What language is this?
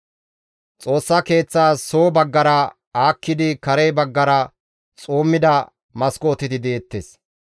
Gamo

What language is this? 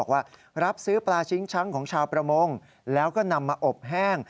Thai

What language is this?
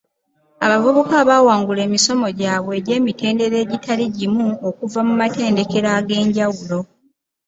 Ganda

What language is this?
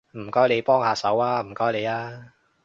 Cantonese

